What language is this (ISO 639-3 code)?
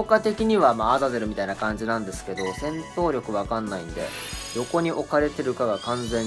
jpn